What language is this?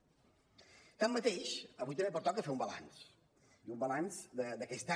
Catalan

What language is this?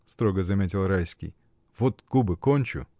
Russian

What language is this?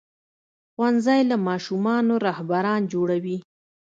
Pashto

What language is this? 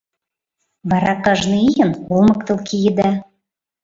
Mari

